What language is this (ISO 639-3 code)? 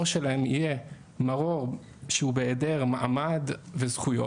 heb